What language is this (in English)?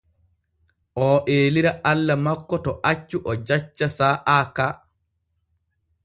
Borgu Fulfulde